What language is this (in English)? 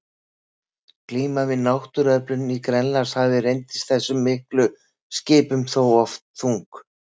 Icelandic